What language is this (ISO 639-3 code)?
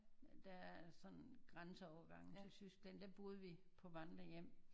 dan